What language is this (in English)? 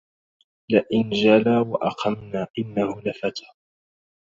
Arabic